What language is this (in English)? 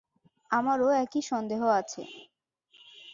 Bangla